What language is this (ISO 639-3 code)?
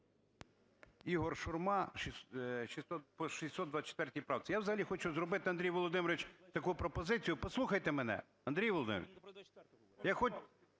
ukr